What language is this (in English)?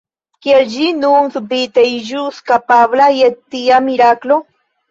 Esperanto